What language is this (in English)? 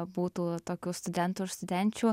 Lithuanian